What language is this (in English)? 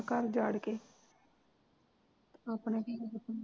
Punjabi